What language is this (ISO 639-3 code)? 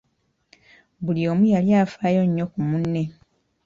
lug